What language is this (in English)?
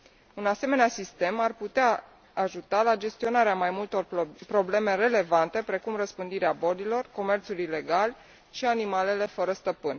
Romanian